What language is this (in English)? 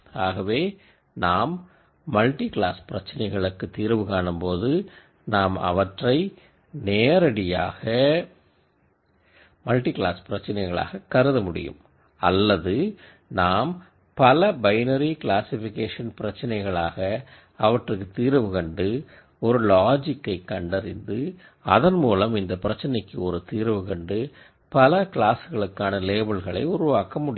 Tamil